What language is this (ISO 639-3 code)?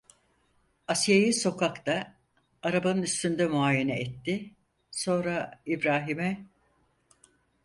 tur